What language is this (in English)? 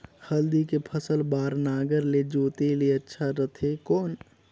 Chhattisgarhi